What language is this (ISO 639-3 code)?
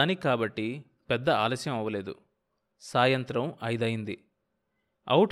tel